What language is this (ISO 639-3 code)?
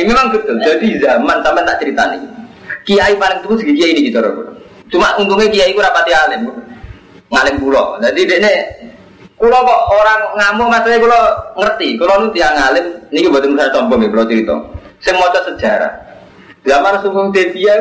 ind